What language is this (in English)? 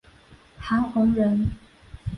Chinese